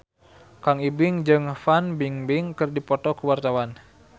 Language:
Sundanese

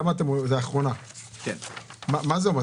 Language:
Hebrew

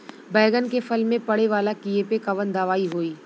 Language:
Bhojpuri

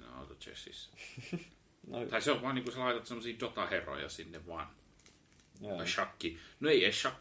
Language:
Finnish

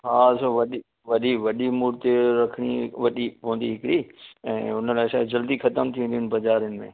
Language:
Sindhi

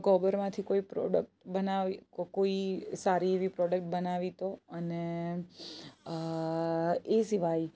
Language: Gujarati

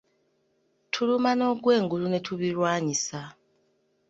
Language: Ganda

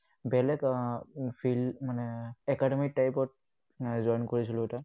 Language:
Assamese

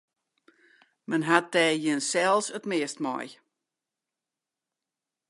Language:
Western Frisian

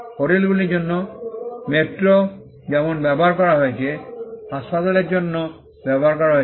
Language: Bangla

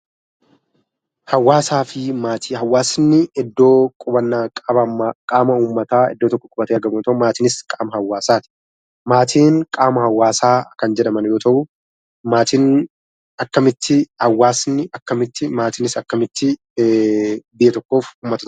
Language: Oromo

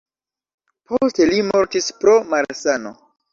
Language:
Esperanto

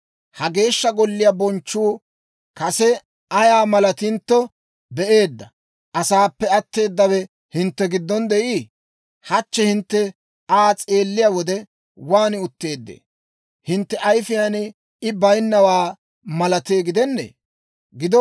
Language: Dawro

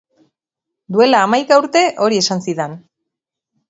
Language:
Basque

